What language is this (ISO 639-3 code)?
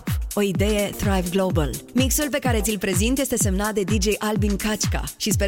ron